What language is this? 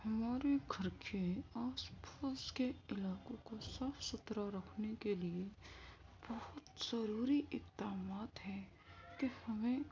Urdu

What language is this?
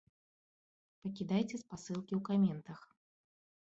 Belarusian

